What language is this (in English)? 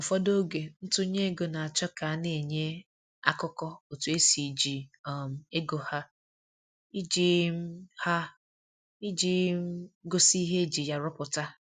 Igbo